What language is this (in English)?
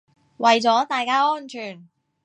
Cantonese